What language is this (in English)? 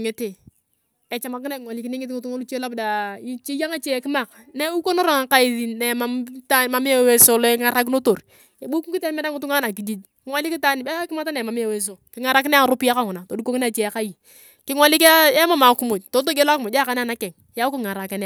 Turkana